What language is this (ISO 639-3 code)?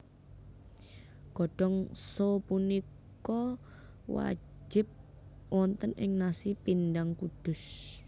jav